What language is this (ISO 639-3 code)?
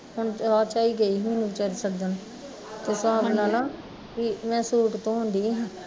pan